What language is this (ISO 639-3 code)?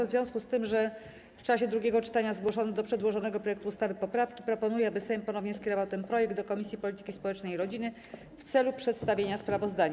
pol